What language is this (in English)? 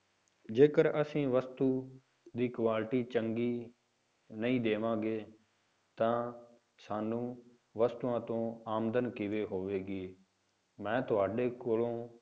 Punjabi